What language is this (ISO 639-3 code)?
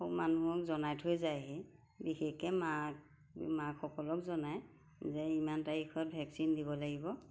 asm